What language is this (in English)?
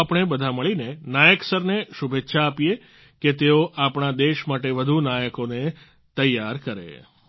Gujarati